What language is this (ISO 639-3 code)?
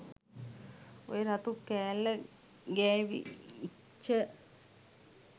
sin